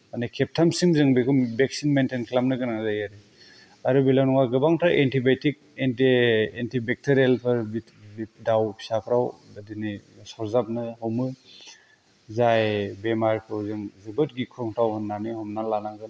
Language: Bodo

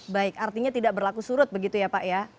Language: Indonesian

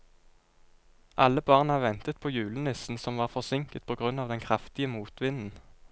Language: Norwegian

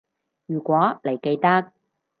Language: Cantonese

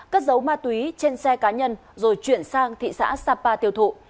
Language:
Vietnamese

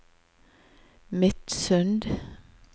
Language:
Norwegian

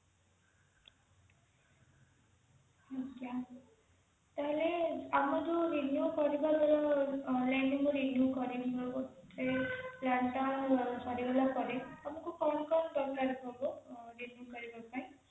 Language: Odia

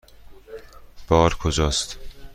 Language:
Persian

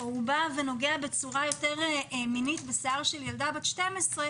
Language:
Hebrew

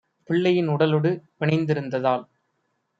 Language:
Tamil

